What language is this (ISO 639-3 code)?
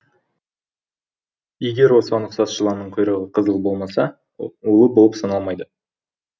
kaz